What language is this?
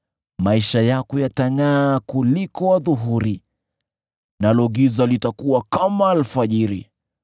Swahili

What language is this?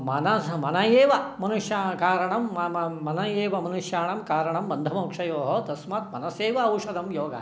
Sanskrit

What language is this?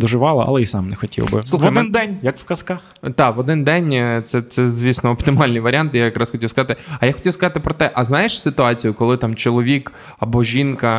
Ukrainian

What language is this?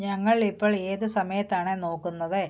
Malayalam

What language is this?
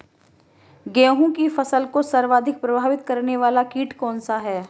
Hindi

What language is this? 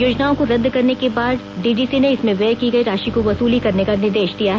Hindi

